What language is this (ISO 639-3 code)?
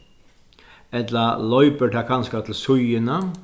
fao